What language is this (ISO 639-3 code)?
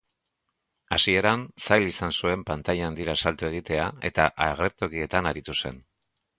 eus